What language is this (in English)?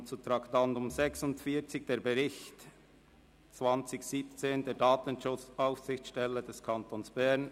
Swiss German